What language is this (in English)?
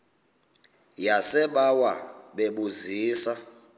Xhosa